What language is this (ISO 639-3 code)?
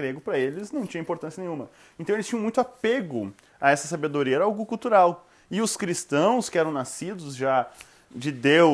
por